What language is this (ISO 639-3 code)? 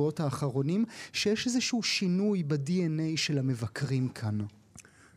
heb